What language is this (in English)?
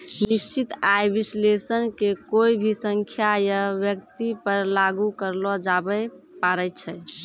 Maithili